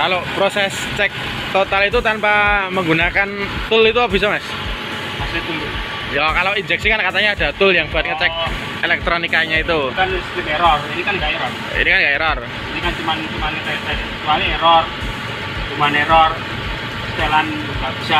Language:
Indonesian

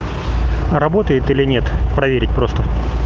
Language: Russian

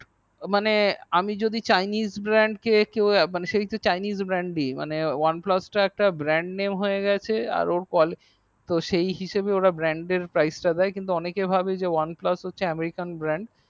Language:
Bangla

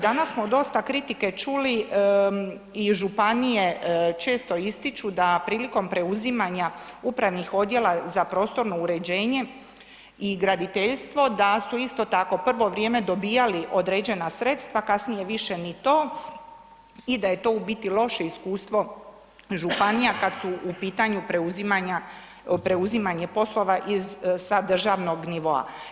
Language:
Croatian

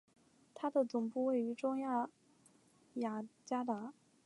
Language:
Chinese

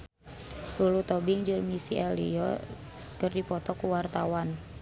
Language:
Sundanese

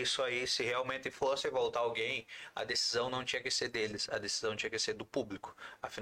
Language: Portuguese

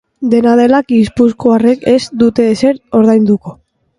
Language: Basque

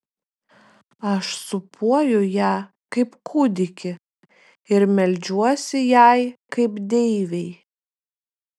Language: Lithuanian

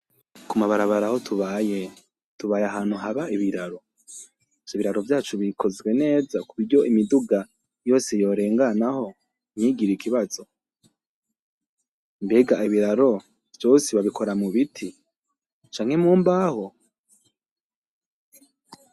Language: Rundi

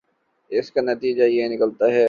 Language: Urdu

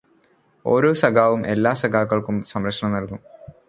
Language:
Malayalam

